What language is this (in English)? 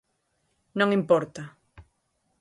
Galician